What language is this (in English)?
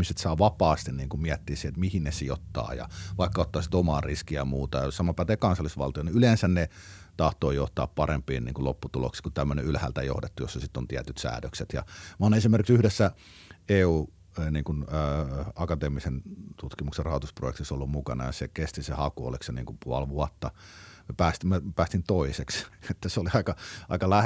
Finnish